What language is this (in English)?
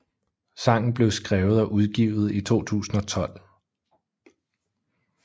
Danish